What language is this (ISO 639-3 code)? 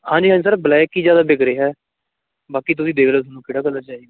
pan